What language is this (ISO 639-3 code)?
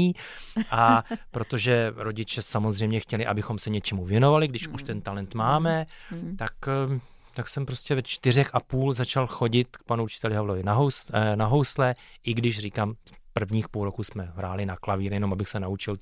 ces